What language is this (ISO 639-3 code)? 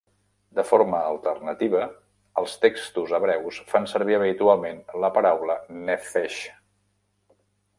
cat